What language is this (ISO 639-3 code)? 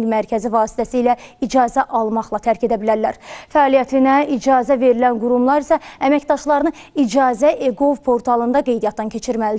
tur